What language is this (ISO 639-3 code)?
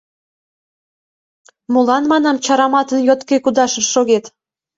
chm